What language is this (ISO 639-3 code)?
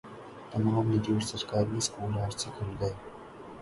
urd